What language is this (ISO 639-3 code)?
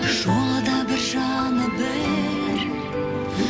kaz